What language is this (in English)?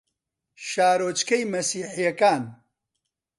Central Kurdish